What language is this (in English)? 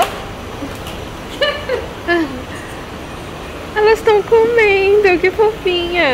Portuguese